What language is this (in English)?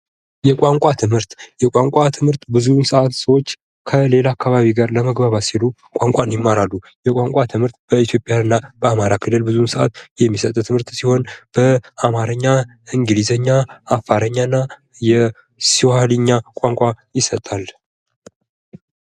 Amharic